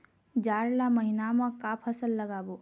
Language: Chhattisgarhi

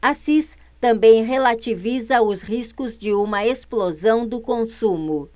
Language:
Portuguese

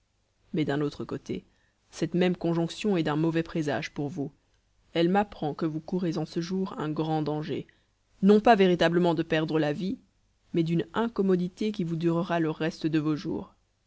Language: French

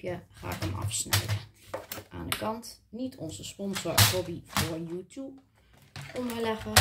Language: Dutch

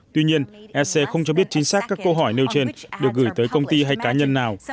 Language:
Vietnamese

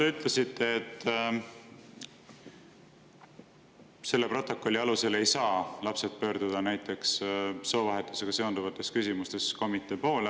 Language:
Estonian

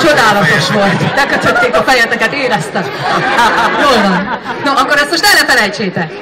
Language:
Hungarian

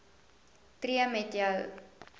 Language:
Afrikaans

